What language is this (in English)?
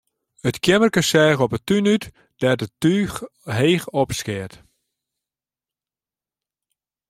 Western Frisian